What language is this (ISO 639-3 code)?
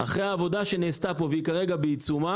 heb